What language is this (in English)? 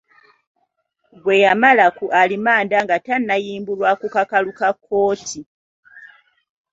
Ganda